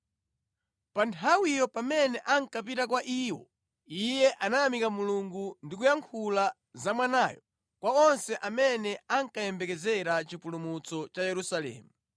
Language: Nyanja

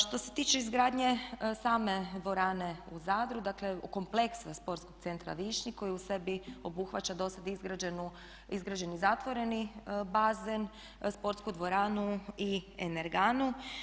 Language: Croatian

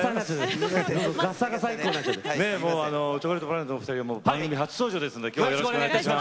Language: Japanese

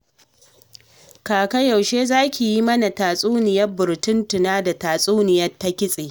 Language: Hausa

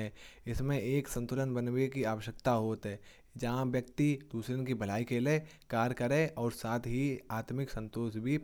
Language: Kanauji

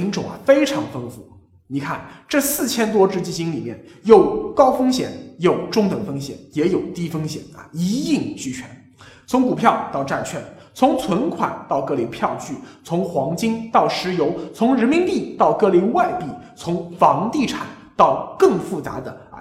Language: Chinese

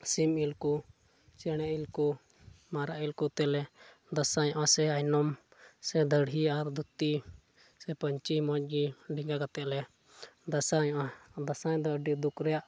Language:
Santali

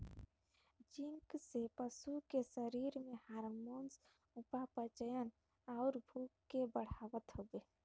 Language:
Bhojpuri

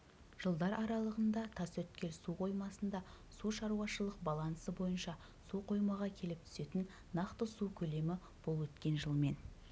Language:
Kazakh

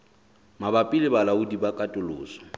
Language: Southern Sotho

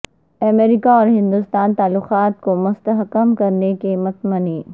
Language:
Urdu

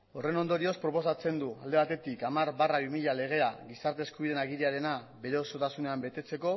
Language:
Basque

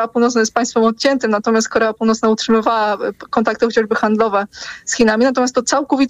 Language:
Polish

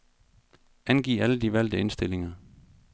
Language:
Danish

